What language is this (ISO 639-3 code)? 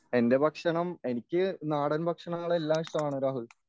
mal